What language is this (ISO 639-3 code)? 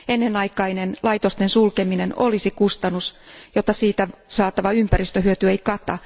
fin